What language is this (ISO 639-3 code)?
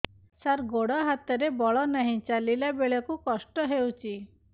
ori